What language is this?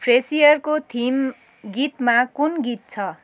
Nepali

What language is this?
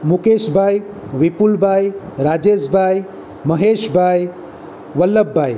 Gujarati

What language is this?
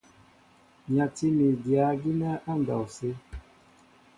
Mbo (Cameroon)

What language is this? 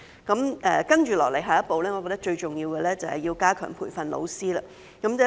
Cantonese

